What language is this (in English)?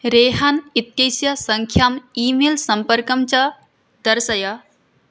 Sanskrit